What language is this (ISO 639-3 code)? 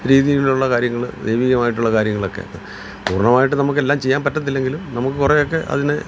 mal